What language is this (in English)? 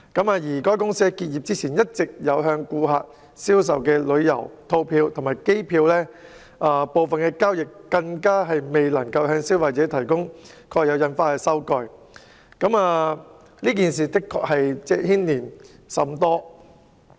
Cantonese